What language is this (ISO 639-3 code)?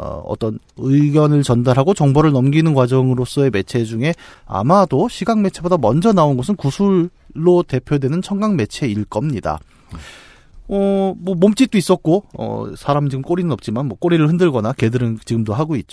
kor